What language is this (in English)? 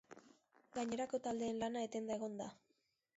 Basque